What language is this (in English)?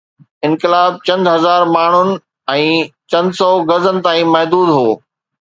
Sindhi